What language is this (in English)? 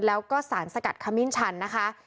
Thai